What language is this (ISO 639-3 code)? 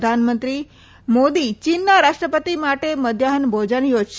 guj